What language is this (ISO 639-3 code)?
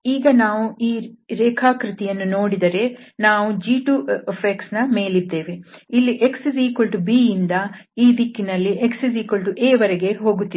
kan